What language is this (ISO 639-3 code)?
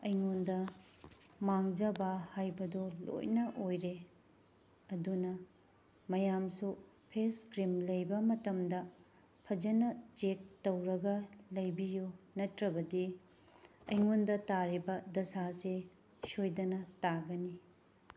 mni